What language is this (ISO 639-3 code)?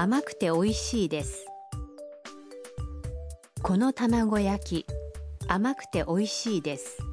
ind